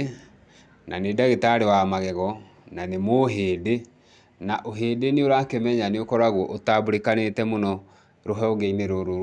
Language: Kikuyu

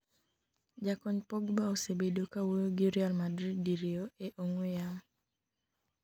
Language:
Luo (Kenya and Tanzania)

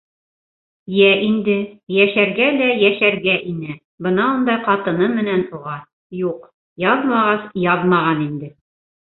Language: Bashkir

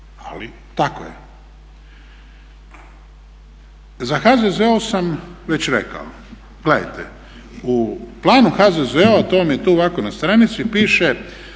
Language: Croatian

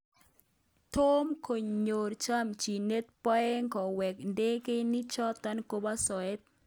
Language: Kalenjin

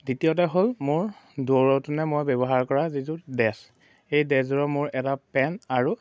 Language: Assamese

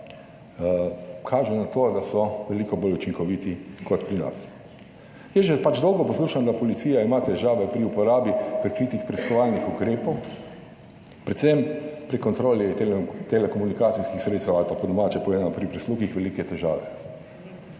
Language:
Slovenian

